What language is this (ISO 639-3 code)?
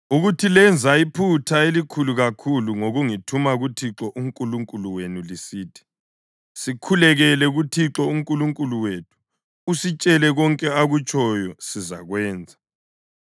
nde